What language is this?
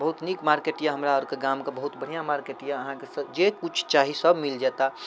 Maithili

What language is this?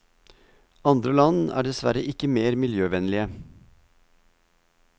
Norwegian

